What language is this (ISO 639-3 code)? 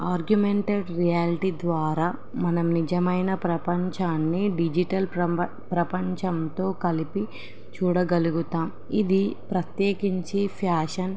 tel